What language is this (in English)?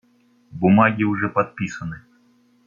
Russian